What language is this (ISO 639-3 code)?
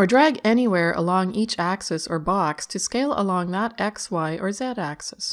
eng